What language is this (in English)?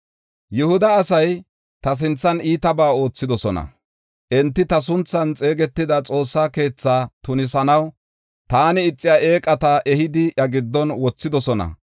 Gofa